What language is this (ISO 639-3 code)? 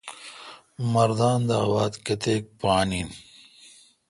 xka